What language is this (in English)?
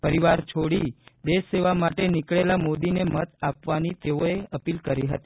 Gujarati